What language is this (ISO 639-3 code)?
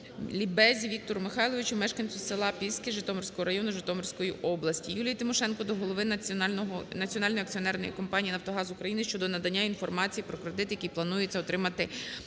ukr